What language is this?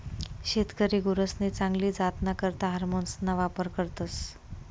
Marathi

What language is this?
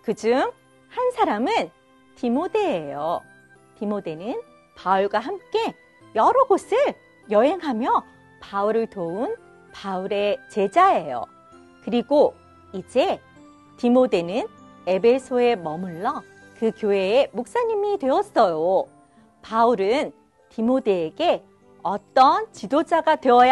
Korean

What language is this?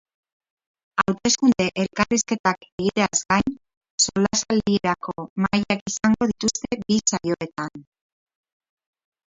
Basque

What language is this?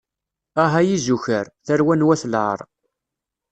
Kabyle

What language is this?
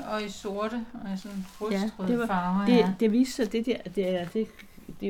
Danish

